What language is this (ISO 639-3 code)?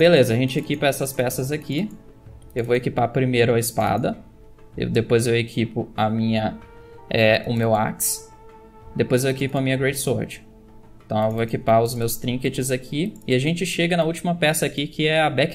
por